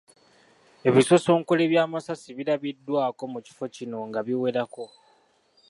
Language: Ganda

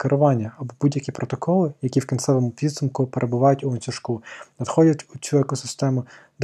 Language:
Ukrainian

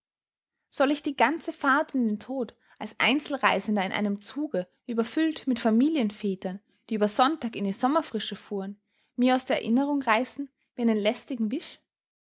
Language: German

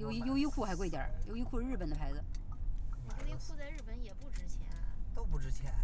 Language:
Chinese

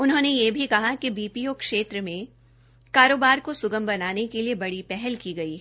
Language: Hindi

